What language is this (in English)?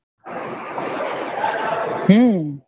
Gujarati